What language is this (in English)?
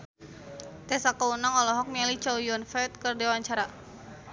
Sundanese